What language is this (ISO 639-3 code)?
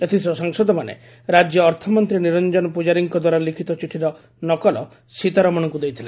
ori